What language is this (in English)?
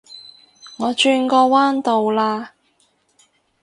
Cantonese